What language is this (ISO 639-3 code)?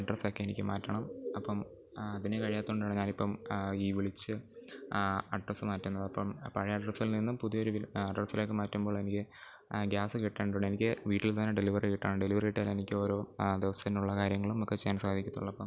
mal